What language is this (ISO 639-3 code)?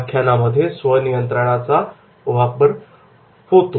mar